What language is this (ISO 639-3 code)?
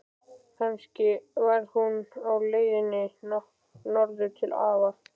isl